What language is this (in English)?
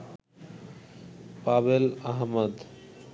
Bangla